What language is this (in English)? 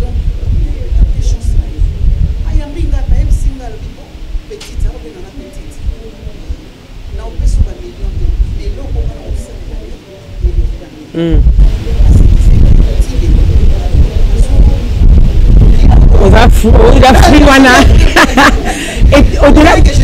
French